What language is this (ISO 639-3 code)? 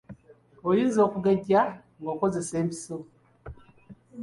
lug